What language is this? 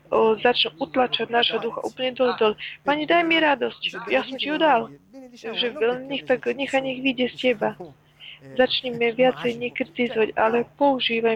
Slovak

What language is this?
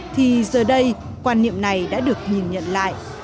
Vietnamese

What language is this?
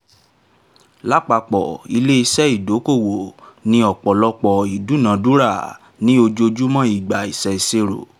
Yoruba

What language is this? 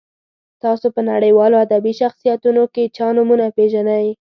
Pashto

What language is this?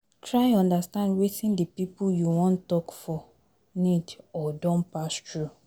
Nigerian Pidgin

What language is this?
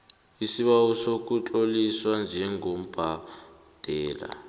South Ndebele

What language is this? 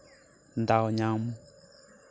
Santali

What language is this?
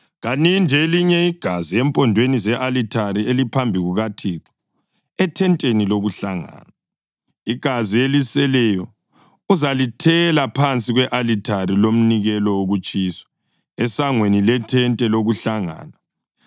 North Ndebele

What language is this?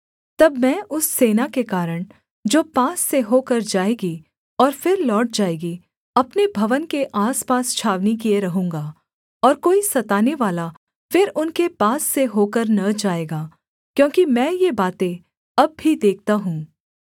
Hindi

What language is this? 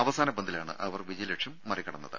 Malayalam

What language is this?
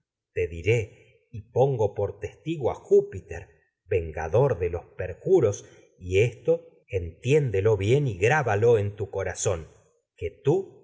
Spanish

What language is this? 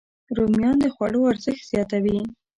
Pashto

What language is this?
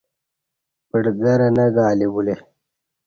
Kati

